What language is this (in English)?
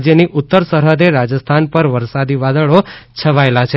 Gujarati